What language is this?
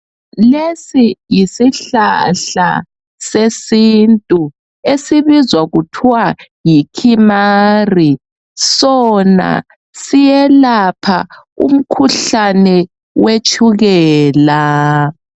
North Ndebele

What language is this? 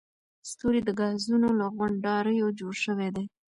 Pashto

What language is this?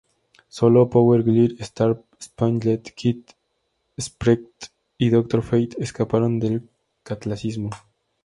Spanish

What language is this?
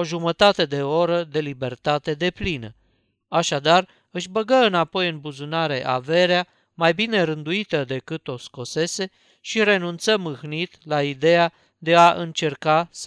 Romanian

